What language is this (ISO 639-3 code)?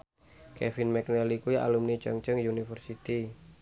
jav